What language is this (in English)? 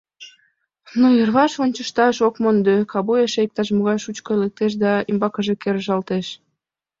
Mari